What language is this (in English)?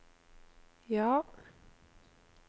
Norwegian